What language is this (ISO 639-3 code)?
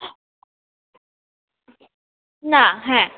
ben